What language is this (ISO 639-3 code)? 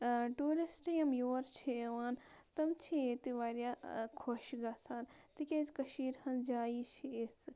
kas